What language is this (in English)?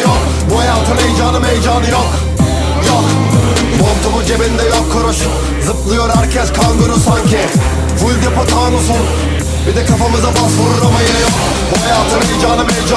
Turkish